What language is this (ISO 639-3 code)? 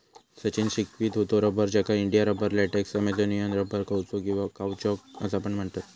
mar